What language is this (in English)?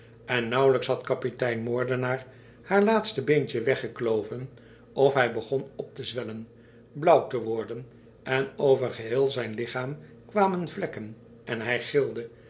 Dutch